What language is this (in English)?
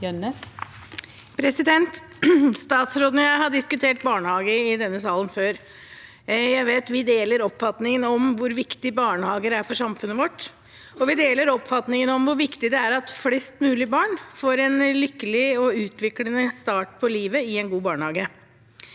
Norwegian